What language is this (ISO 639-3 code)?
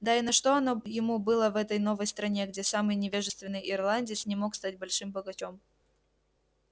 rus